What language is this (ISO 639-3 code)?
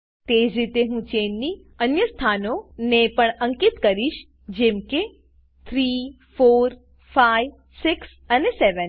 guj